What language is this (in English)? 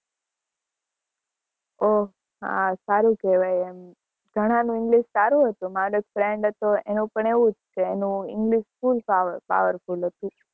Gujarati